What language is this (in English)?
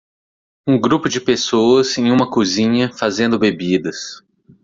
Portuguese